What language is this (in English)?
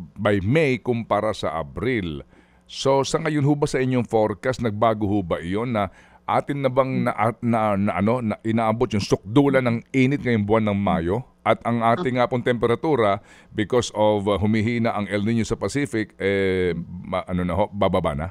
Filipino